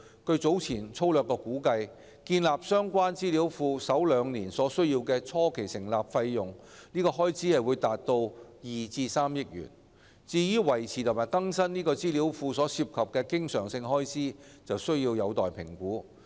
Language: Cantonese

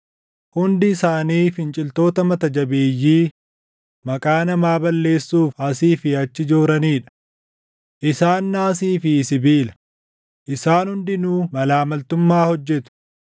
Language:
Oromo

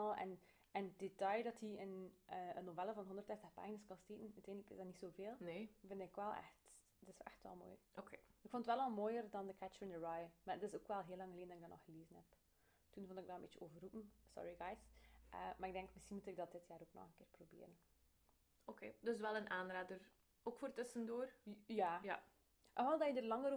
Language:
Dutch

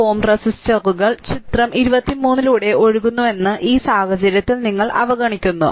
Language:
Malayalam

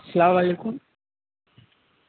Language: Urdu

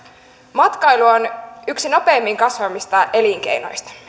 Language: Finnish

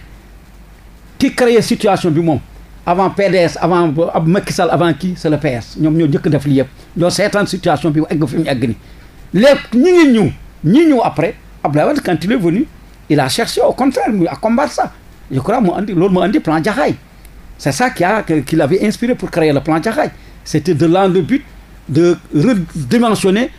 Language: French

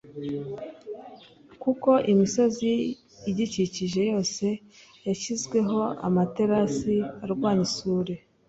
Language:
Kinyarwanda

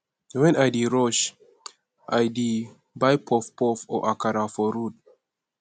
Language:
Nigerian Pidgin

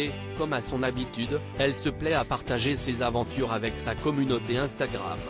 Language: French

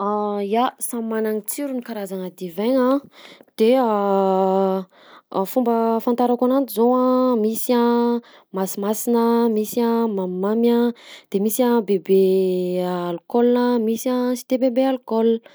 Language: Southern Betsimisaraka Malagasy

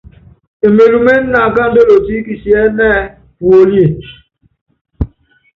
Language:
Yangben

